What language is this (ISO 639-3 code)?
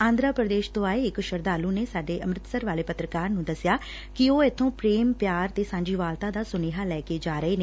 pan